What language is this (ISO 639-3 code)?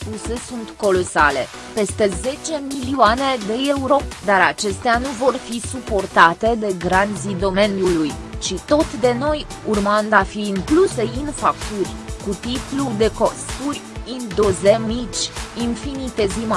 ron